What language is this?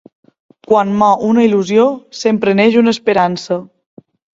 Catalan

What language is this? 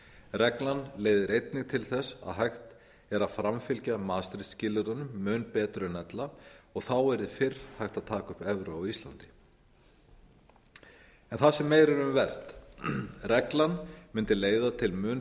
Icelandic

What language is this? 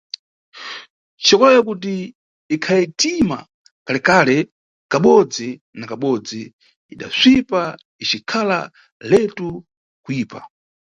Nyungwe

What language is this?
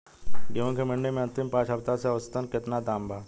Bhojpuri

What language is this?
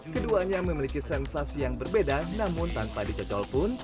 Indonesian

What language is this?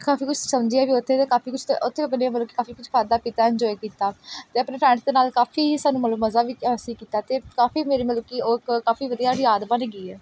Punjabi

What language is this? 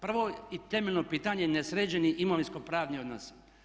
Croatian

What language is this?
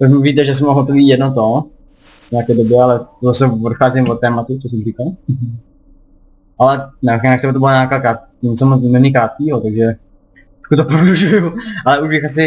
Czech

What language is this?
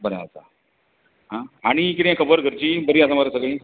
Konkani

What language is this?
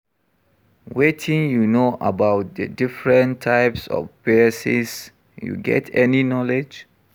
Nigerian Pidgin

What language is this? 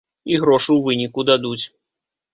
Belarusian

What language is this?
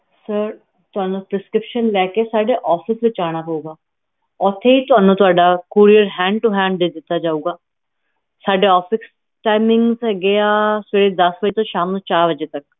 Punjabi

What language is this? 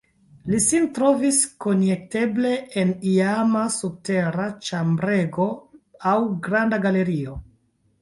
Esperanto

